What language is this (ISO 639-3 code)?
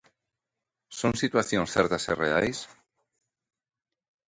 glg